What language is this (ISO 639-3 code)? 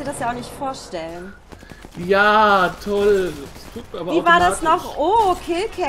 deu